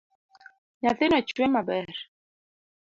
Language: Luo (Kenya and Tanzania)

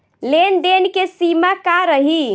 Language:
Bhojpuri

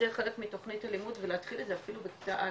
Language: Hebrew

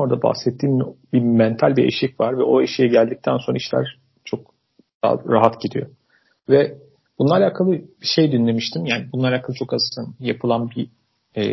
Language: Turkish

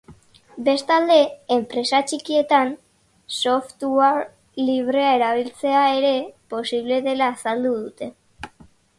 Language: Basque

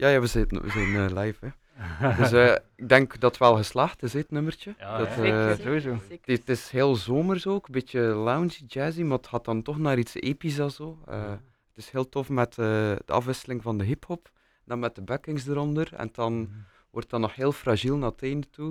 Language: Dutch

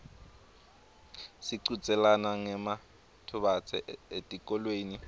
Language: Swati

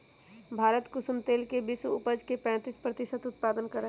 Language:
Magahi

